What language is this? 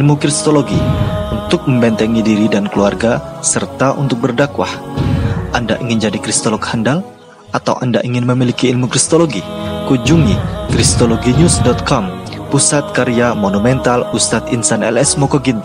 Indonesian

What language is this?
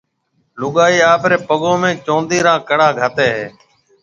Marwari (Pakistan)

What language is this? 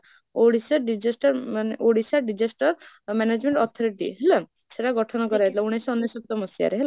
Odia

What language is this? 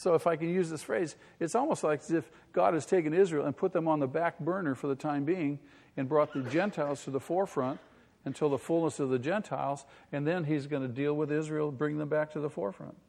English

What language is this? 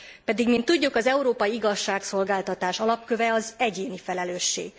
Hungarian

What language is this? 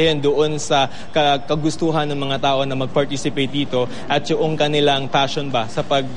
Filipino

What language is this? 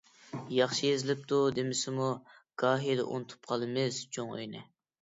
Uyghur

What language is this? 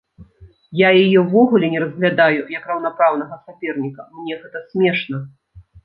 Belarusian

